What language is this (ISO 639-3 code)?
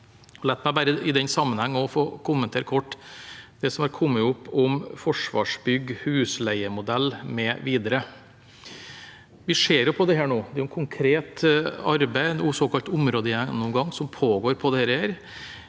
nor